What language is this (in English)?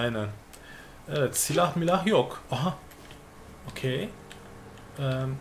Turkish